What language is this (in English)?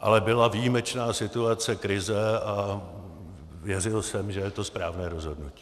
Czech